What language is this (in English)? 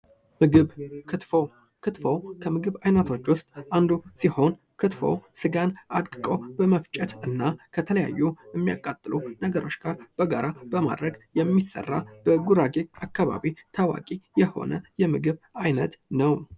Amharic